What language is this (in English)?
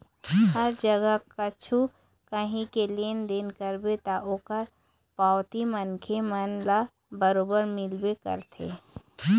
Chhattisgarhi